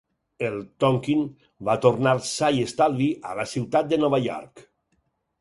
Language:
Catalan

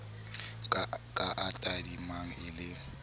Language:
Southern Sotho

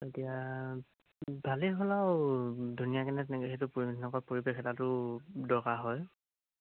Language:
Assamese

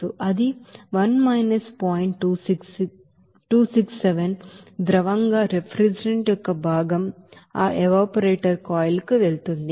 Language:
Telugu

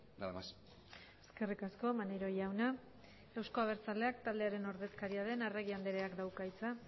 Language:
Basque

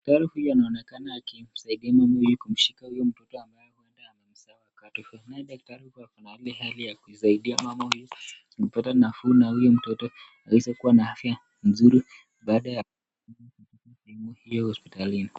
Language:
Swahili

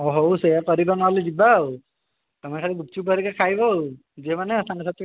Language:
Odia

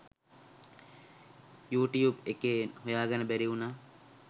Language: Sinhala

